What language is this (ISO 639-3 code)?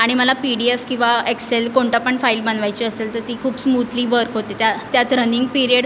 mar